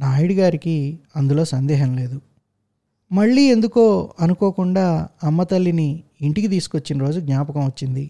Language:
Telugu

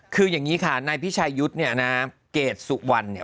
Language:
Thai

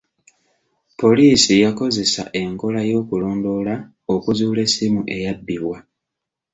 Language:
Ganda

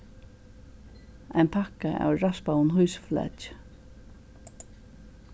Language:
Faroese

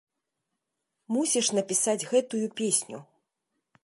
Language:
Belarusian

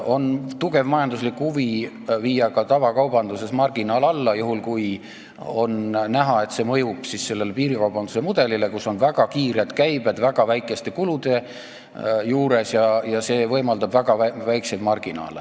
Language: Estonian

